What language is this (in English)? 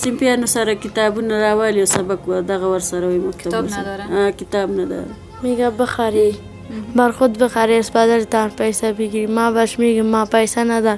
Persian